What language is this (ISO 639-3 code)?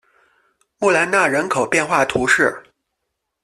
zho